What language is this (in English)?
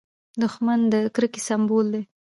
Pashto